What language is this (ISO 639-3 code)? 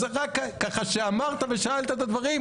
heb